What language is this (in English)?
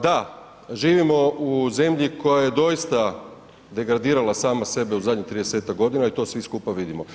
Croatian